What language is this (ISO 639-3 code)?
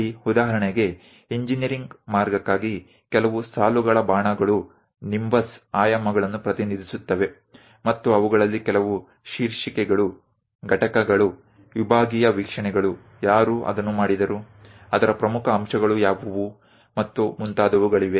kan